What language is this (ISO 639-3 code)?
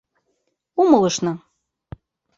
chm